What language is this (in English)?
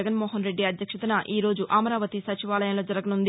Telugu